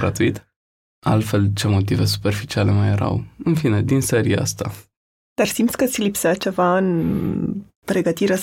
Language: Romanian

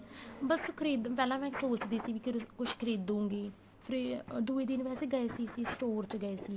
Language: Punjabi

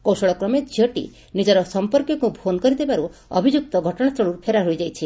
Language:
Odia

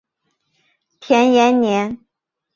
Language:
Chinese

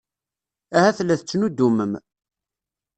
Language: Kabyle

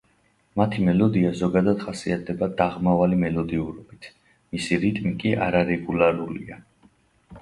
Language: Georgian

